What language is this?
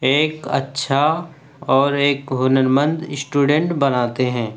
Urdu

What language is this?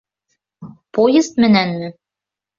Bashkir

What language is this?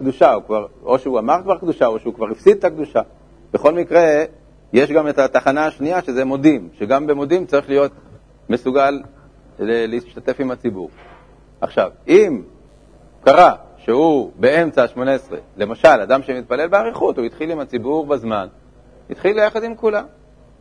Hebrew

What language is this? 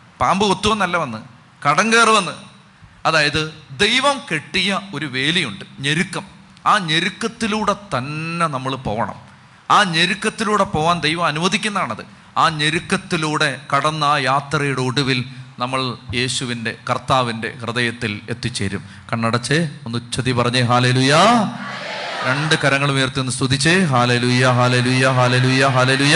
Malayalam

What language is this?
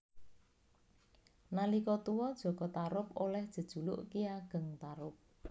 Javanese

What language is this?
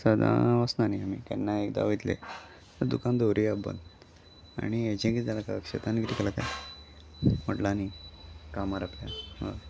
Konkani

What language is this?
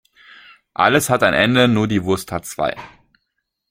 German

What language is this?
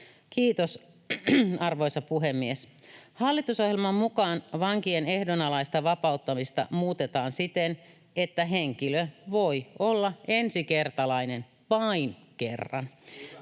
Finnish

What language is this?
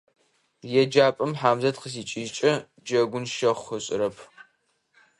Adyghe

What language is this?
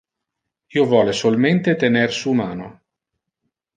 Interlingua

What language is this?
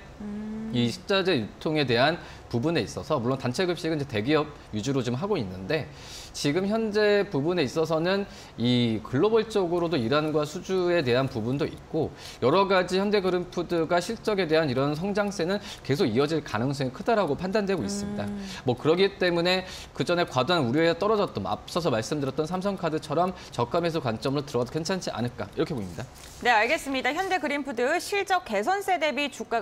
Korean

